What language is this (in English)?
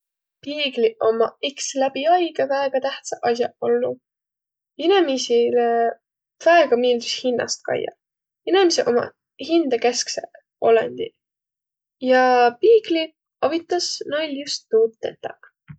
Võro